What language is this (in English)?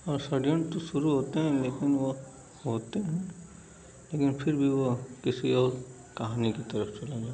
Hindi